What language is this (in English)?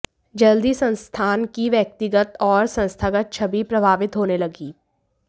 Hindi